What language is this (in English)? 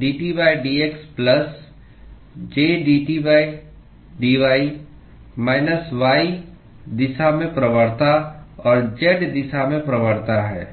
Hindi